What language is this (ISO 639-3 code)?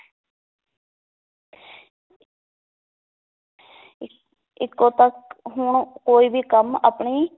pan